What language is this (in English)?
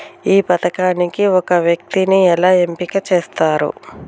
Telugu